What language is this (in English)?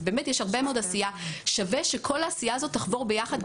Hebrew